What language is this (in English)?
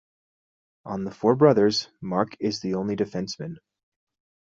English